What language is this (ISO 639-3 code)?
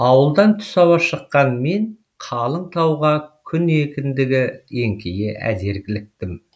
kaz